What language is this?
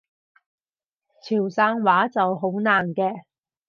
Cantonese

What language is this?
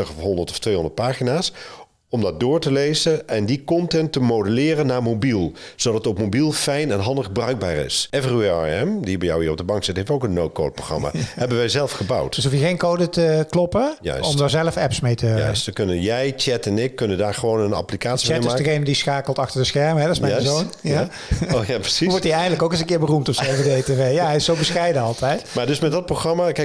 Dutch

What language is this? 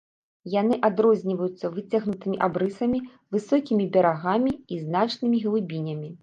Belarusian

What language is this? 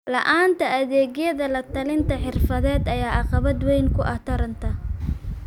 Somali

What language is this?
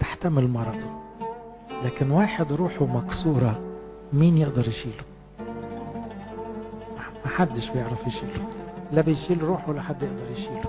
Arabic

